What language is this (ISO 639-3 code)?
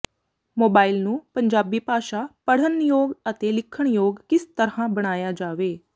pan